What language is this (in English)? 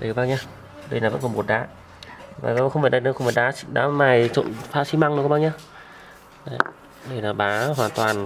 Vietnamese